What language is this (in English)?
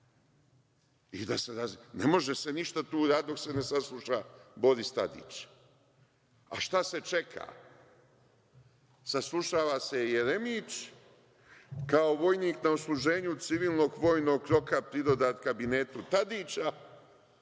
Serbian